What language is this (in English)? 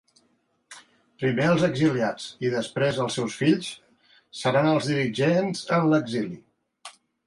Catalan